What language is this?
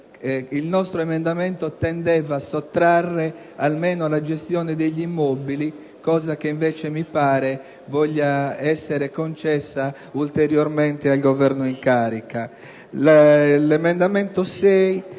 Italian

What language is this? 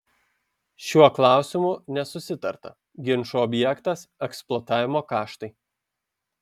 Lithuanian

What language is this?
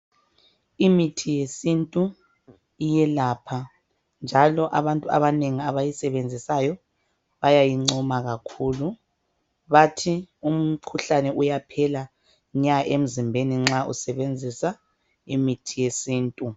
North Ndebele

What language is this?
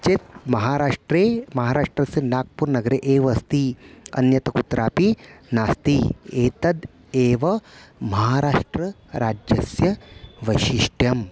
Sanskrit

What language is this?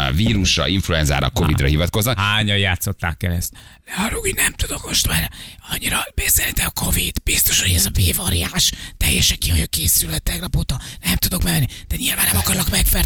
Hungarian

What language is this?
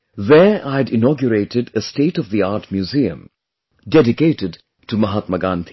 English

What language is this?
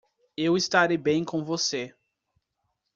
Portuguese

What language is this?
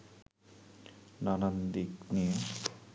Bangla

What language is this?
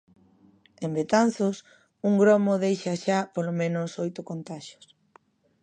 Galician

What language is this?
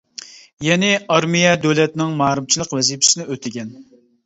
Uyghur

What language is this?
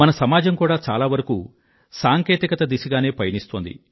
Telugu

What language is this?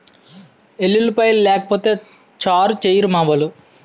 Telugu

